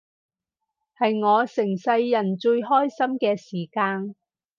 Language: Cantonese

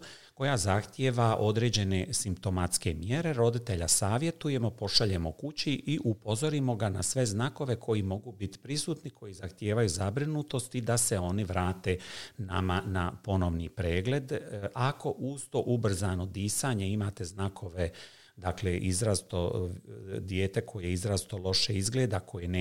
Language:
Croatian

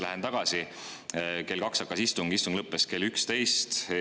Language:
Estonian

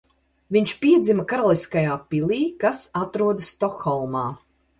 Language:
Latvian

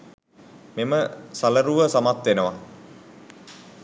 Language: Sinhala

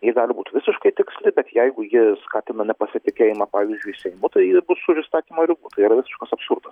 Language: Lithuanian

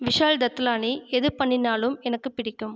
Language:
Tamil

